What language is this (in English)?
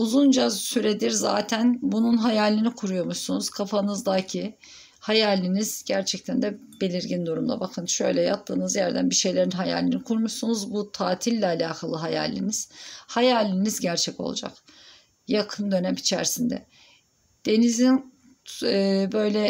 Turkish